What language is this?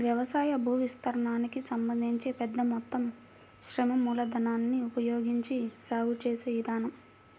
Telugu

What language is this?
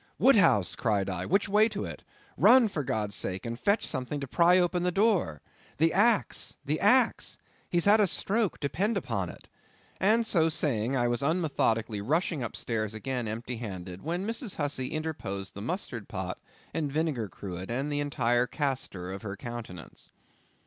English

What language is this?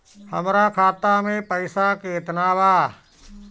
Bhojpuri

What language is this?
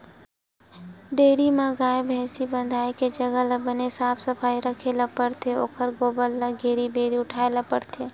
Chhattisgarhi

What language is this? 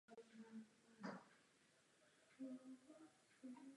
Czech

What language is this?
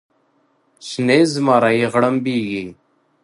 Pashto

